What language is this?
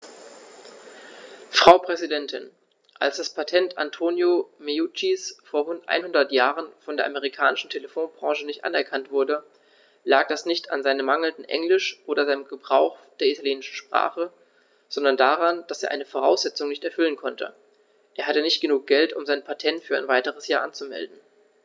German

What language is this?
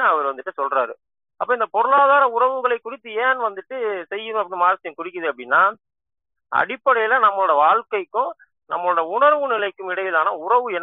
Tamil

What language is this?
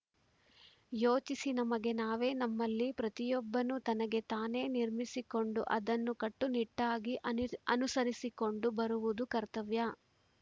Kannada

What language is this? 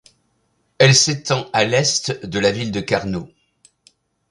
French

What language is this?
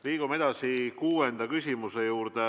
Estonian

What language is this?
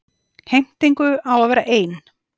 Icelandic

